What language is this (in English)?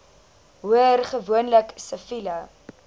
Afrikaans